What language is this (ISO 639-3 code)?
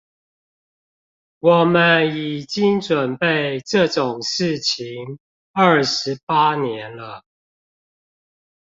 zho